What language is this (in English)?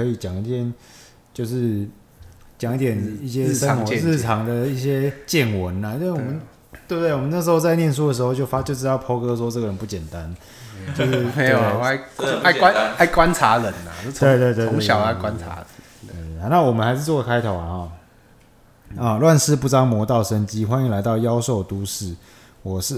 Chinese